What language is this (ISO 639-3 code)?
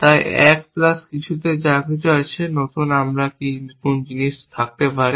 ben